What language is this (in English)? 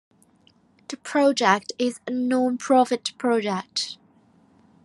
English